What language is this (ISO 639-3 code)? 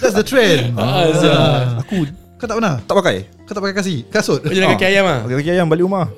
msa